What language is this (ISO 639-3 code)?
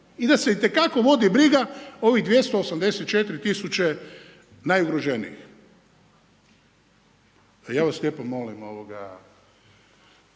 hrv